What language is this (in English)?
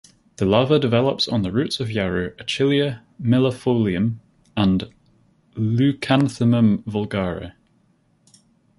English